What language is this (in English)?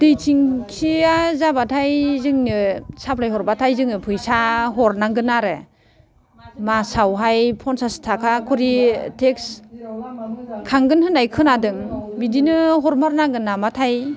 Bodo